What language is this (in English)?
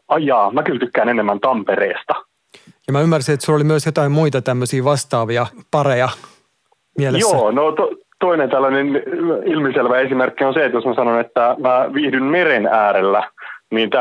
Finnish